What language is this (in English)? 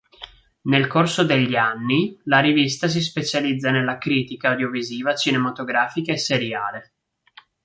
Italian